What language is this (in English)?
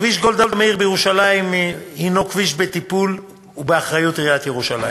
Hebrew